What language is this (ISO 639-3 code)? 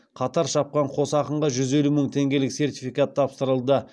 kaz